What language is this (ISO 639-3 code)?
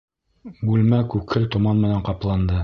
bak